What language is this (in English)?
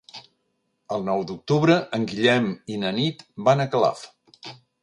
Catalan